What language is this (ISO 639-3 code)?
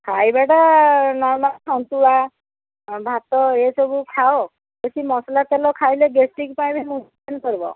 ori